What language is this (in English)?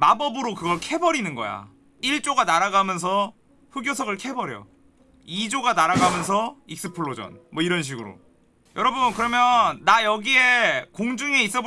Korean